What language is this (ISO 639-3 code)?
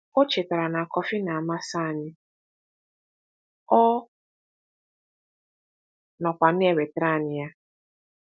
ibo